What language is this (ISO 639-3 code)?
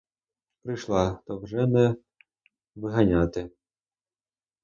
ukr